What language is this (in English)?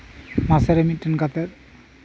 Santali